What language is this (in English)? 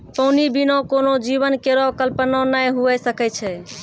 Maithili